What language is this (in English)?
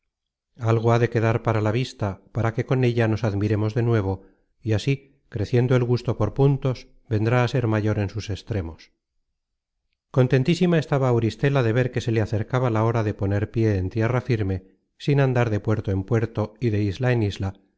Spanish